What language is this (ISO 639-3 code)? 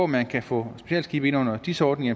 dan